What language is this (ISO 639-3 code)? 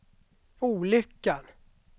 swe